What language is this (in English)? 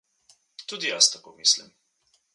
Slovenian